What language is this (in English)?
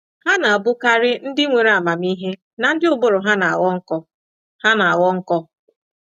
Igbo